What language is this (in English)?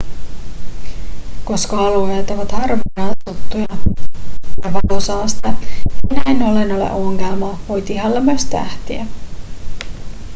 Finnish